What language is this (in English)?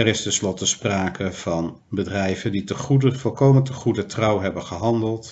Dutch